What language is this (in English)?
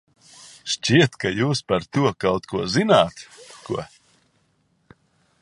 Latvian